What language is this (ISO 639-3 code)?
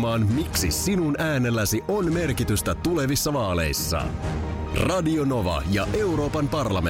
fin